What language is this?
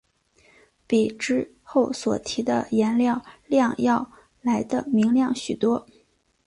Chinese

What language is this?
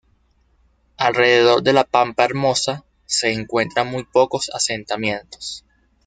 Spanish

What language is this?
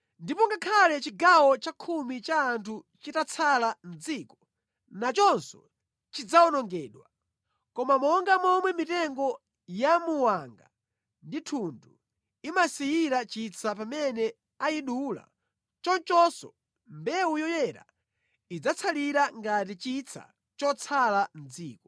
Nyanja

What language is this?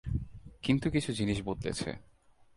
Bangla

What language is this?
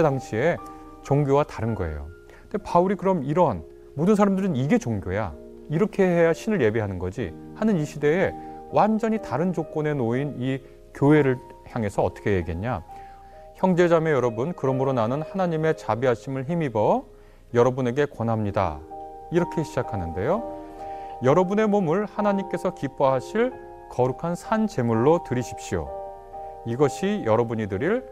Korean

